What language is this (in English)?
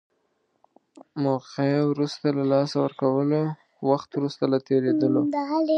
Pashto